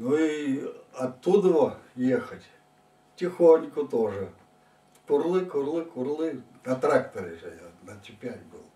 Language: Russian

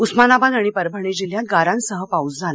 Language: Marathi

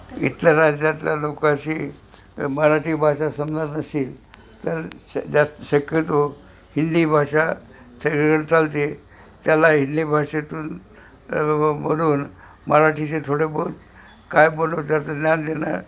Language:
Marathi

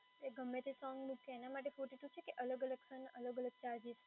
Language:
Gujarati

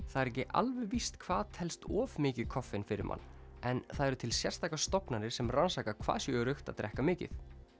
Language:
Icelandic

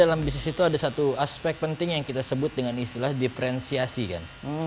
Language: Indonesian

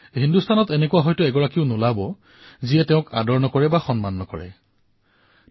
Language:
Assamese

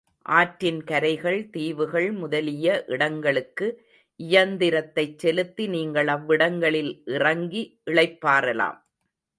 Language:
Tamil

